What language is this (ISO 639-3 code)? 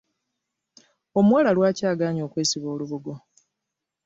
lug